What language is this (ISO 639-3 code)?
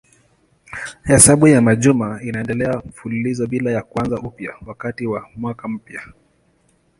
swa